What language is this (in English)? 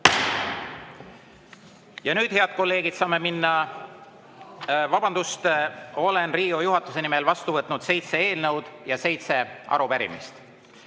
Estonian